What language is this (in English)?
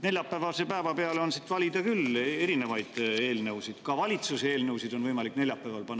Estonian